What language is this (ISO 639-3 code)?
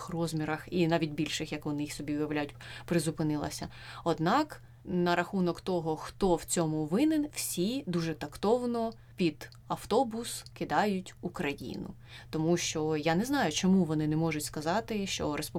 ukr